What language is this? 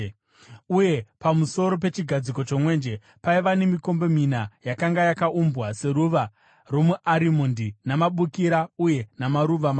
Shona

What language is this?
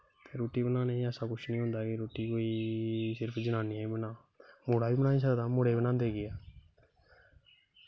Dogri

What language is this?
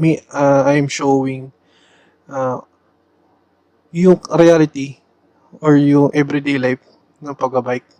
Filipino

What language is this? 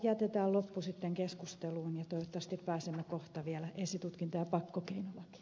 Finnish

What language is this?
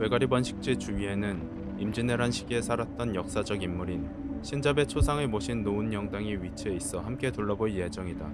Korean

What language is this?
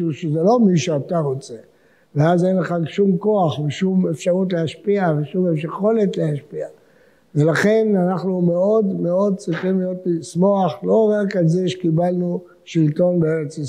Hebrew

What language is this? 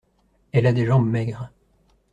French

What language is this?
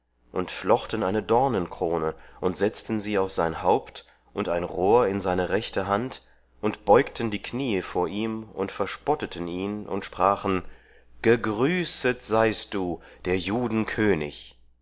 German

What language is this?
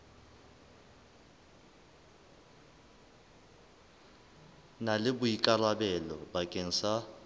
Southern Sotho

